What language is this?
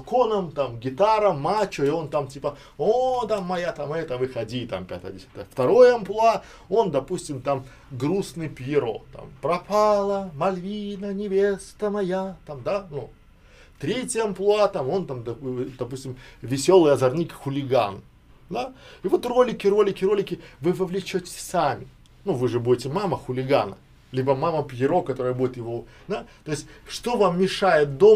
Russian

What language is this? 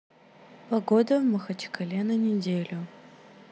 Russian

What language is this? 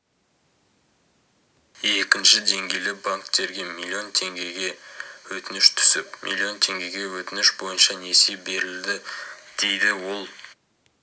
Kazakh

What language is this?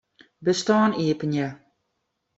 Western Frisian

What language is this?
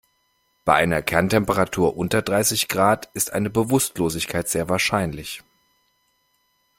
German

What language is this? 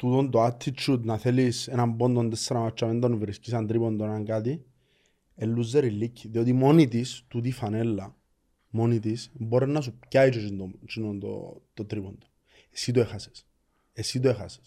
Greek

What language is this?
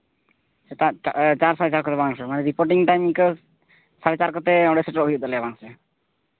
Santali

